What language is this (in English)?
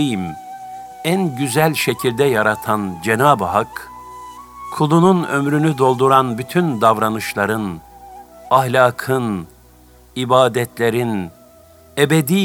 Turkish